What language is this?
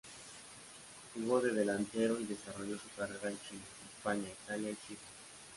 Spanish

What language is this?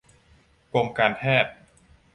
Thai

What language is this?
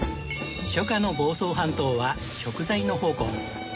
Japanese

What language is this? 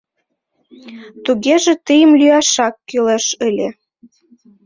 Mari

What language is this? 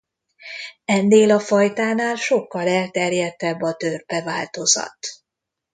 Hungarian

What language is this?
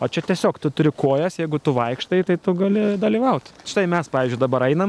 Lithuanian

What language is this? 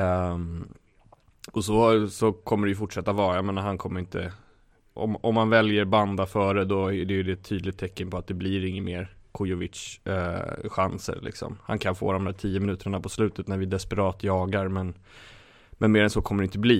Swedish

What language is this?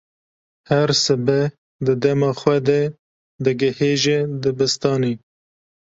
Kurdish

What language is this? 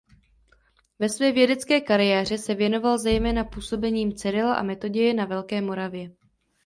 Czech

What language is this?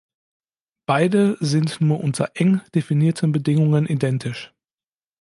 German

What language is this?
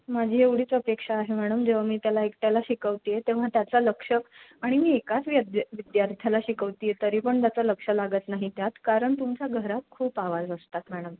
Marathi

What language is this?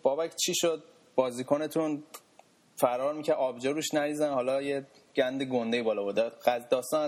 Persian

